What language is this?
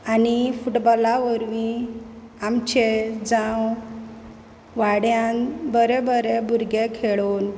Konkani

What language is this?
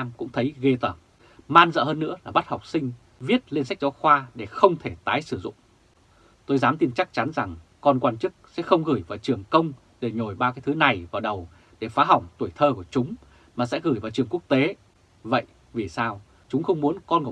Vietnamese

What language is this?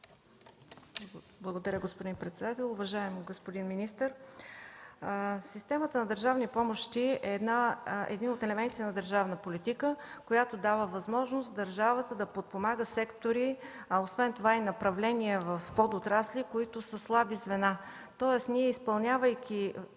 Bulgarian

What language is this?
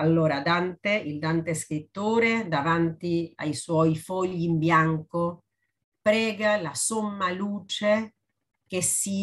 Italian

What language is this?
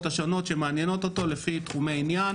Hebrew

